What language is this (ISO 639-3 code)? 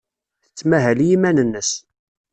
kab